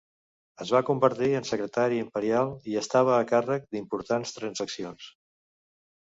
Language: Catalan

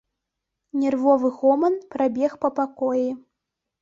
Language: Belarusian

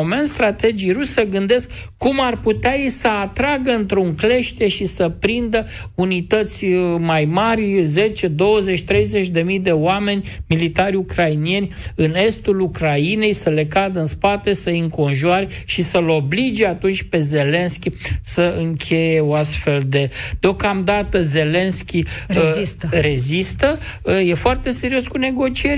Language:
Romanian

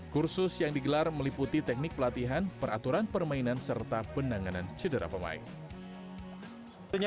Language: Indonesian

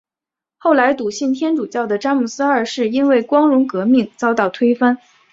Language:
Chinese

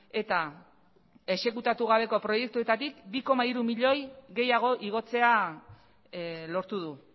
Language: Basque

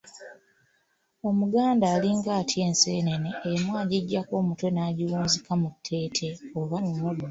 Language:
Ganda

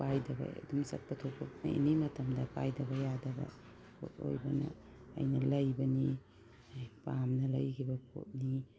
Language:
Manipuri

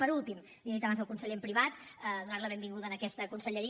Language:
Catalan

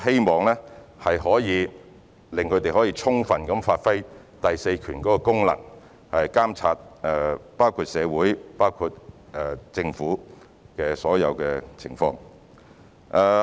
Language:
Cantonese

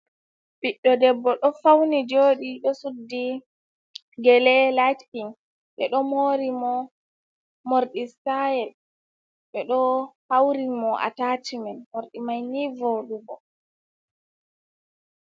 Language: Fula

